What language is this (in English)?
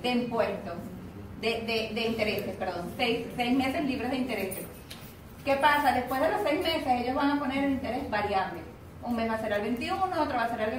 Spanish